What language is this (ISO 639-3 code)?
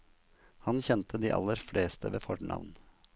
nor